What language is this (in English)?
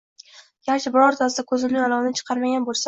Uzbek